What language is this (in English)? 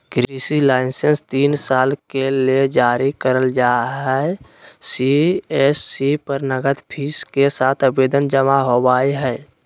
Magahi